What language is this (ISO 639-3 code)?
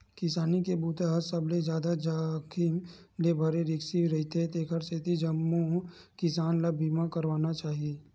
hne